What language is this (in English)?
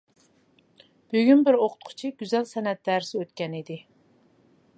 Uyghur